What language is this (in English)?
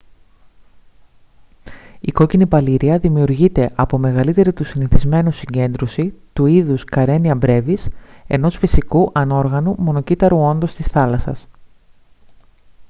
Greek